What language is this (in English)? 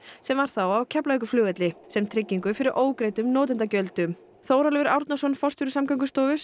Icelandic